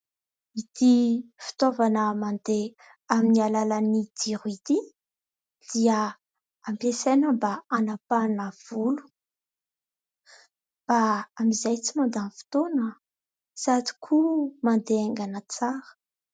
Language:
Malagasy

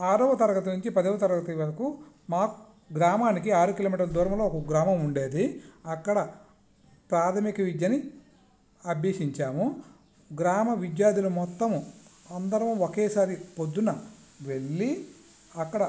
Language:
Telugu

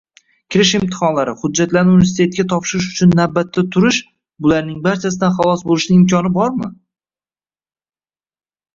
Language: Uzbek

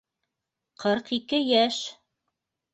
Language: Bashkir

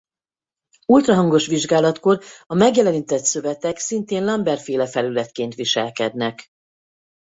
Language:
Hungarian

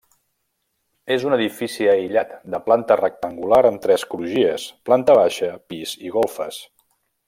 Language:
Catalan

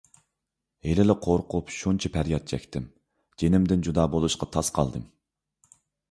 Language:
Uyghur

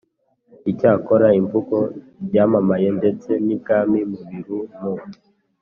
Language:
Kinyarwanda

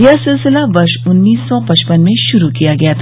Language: Hindi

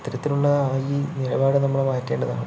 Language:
Malayalam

